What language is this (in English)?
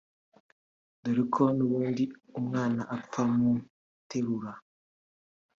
Kinyarwanda